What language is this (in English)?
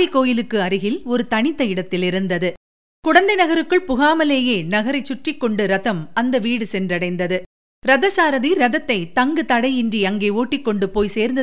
Tamil